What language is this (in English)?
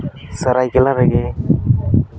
Santali